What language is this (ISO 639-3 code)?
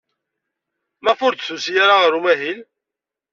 kab